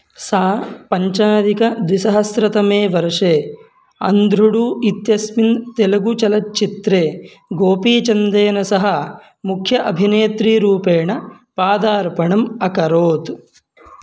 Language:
Sanskrit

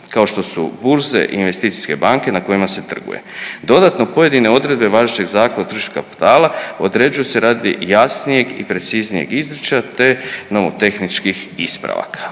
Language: Croatian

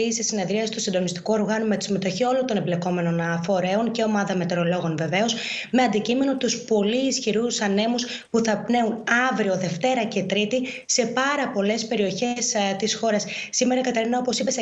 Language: Greek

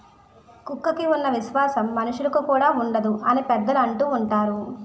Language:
Telugu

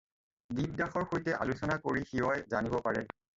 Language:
Assamese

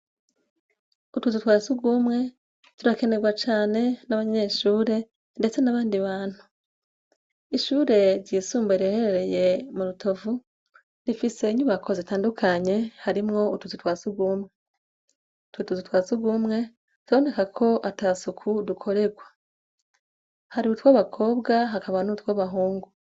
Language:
Rundi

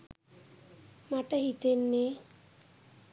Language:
Sinhala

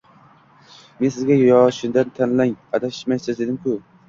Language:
Uzbek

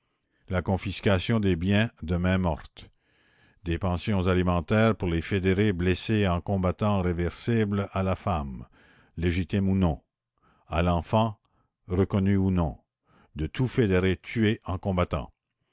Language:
French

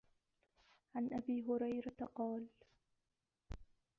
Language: Arabic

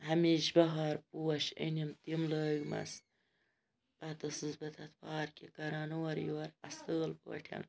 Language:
Kashmiri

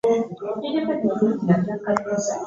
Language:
Ganda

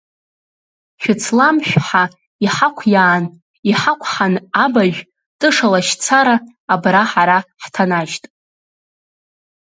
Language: Abkhazian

